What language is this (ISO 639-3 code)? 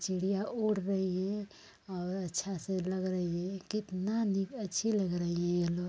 hin